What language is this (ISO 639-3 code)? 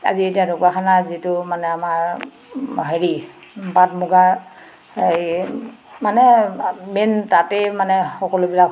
asm